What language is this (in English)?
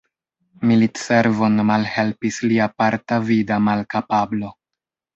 Esperanto